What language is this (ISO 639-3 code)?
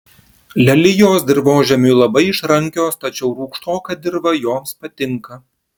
lit